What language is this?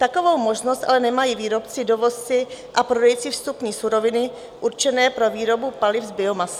Czech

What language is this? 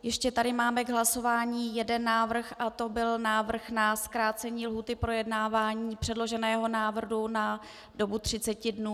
Czech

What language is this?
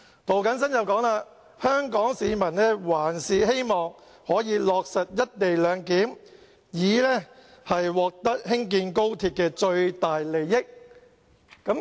Cantonese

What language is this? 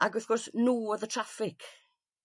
Welsh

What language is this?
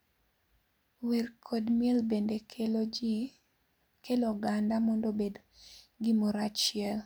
Luo (Kenya and Tanzania)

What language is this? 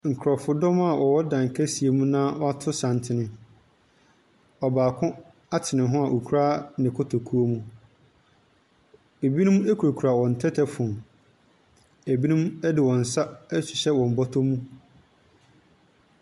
Akan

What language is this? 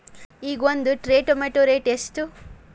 Kannada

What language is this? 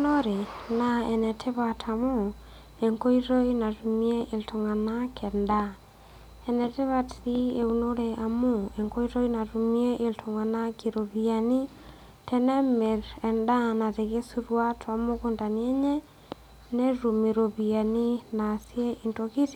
Masai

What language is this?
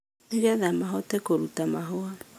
Kikuyu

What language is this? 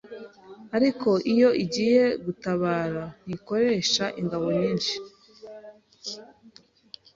Kinyarwanda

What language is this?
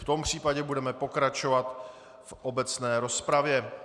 Czech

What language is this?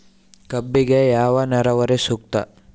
Kannada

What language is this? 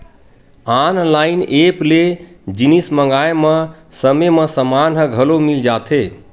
Chhattisgarhi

